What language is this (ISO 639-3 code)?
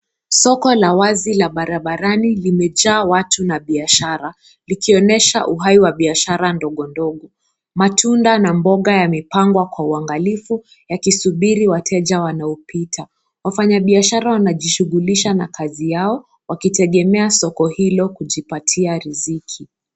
swa